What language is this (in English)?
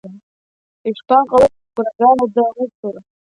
Abkhazian